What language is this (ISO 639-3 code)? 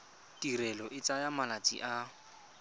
tsn